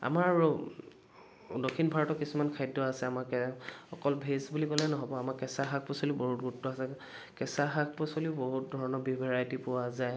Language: Assamese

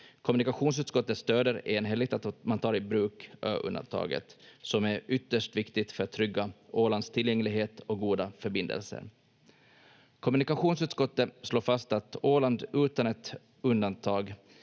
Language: Finnish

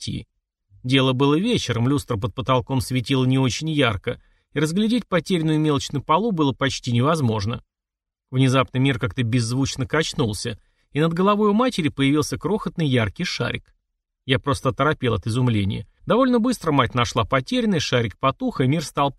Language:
Russian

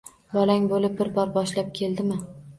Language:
Uzbek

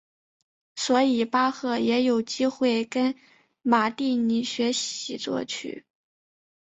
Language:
Chinese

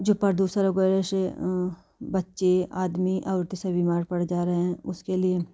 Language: Hindi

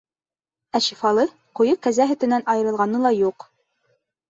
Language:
Bashkir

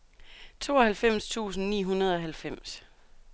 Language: Danish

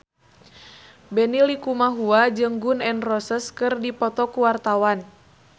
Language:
Sundanese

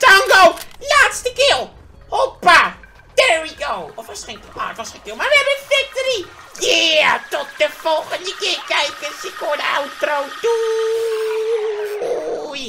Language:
Dutch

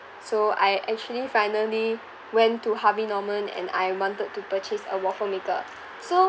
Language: English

